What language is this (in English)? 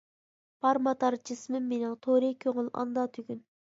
Uyghur